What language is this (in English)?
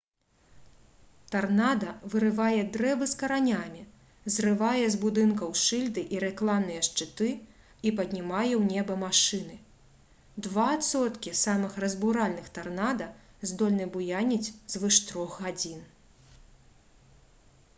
Belarusian